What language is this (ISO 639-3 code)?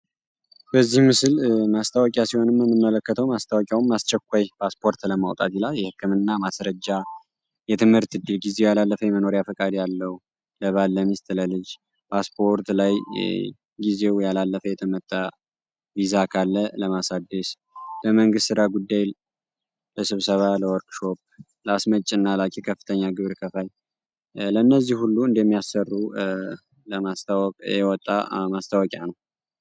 amh